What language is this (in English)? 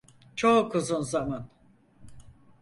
Turkish